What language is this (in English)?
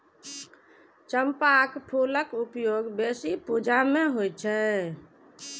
Maithili